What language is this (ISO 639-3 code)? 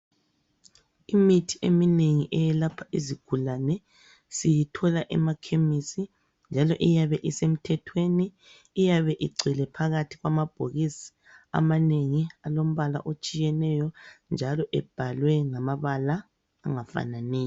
nde